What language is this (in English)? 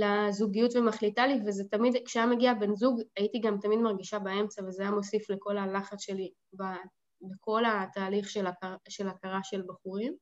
Hebrew